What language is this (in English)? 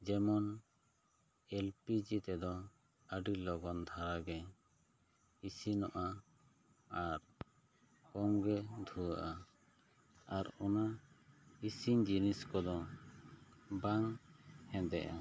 Santali